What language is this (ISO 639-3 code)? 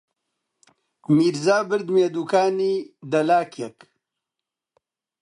ckb